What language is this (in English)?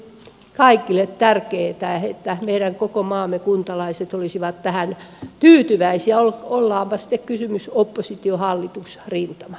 Finnish